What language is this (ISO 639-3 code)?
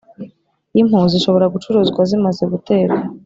kin